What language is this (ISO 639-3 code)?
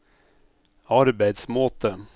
nor